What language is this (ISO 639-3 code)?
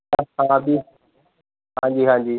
pan